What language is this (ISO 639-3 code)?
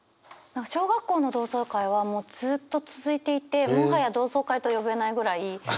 jpn